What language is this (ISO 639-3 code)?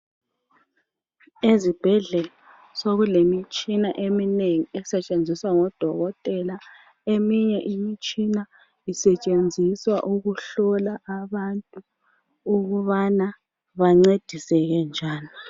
nde